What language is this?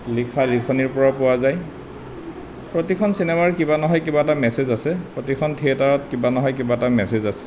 Assamese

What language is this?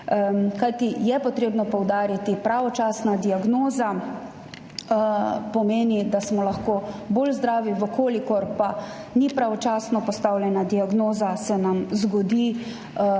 Slovenian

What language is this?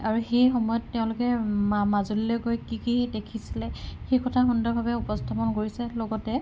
Assamese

